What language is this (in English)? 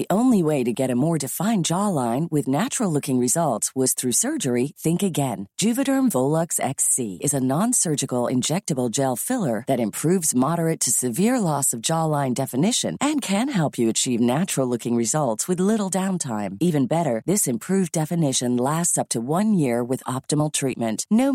Swedish